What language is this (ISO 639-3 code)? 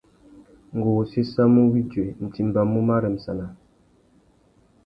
bag